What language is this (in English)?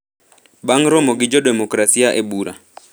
Luo (Kenya and Tanzania)